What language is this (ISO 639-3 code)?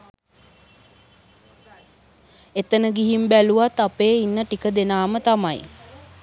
sin